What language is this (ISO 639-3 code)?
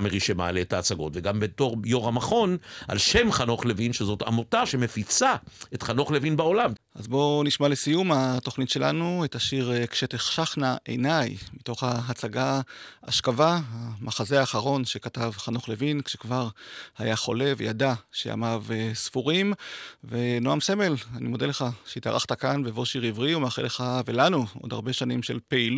heb